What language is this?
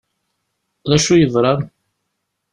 Kabyle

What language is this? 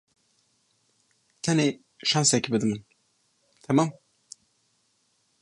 Kurdish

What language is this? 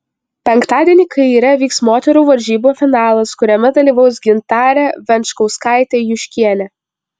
Lithuanian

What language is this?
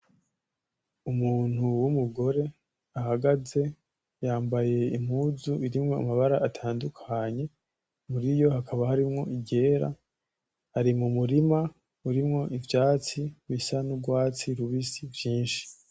Rundi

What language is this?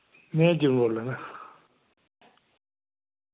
Dogri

